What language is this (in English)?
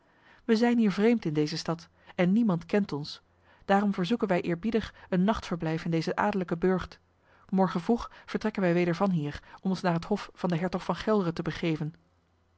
Dutch